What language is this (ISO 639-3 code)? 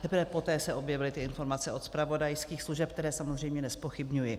ces